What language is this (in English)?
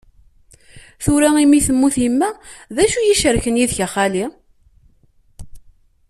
Kabyle